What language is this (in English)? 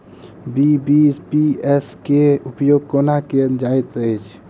Maithili